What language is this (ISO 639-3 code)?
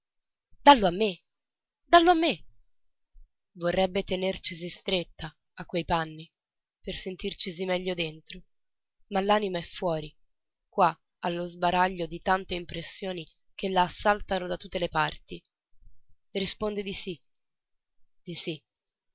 ita